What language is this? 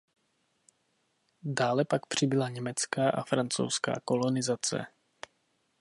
Czech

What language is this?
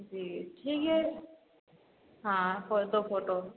Hindi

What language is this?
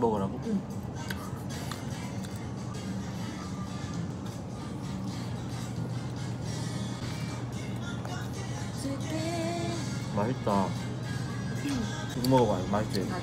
Korean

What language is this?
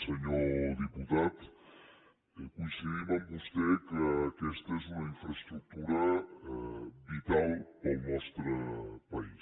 Catalan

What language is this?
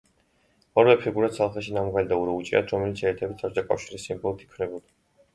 Georgian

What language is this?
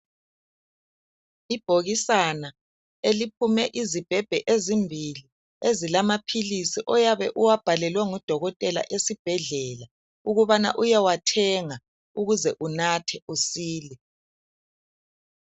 North Ndebele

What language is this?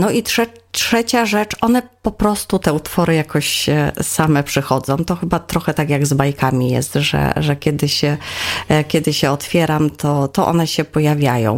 Polish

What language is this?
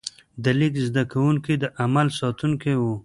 Pashto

